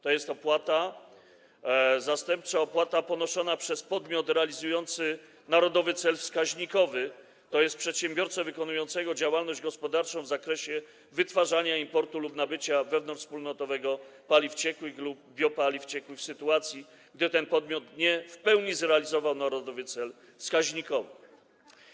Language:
Polish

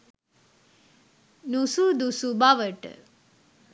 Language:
Sinhala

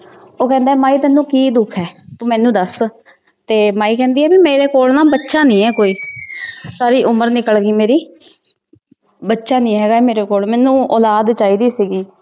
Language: Punjabi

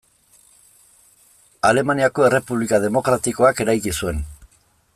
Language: Basque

